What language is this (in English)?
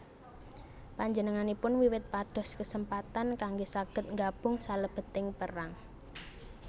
Javanese